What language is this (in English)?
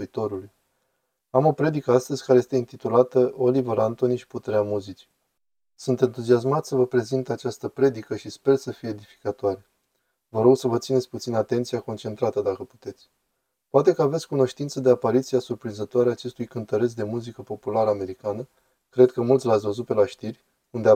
Romanian